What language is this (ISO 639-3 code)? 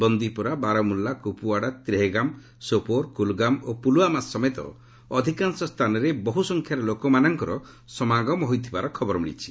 ori